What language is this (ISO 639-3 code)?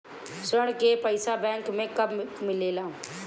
bho